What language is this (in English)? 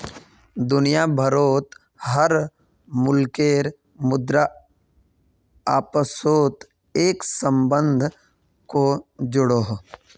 Magahi